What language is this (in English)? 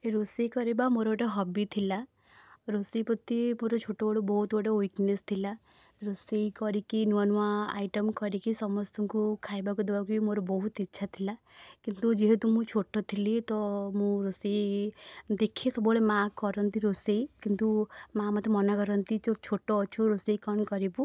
Odia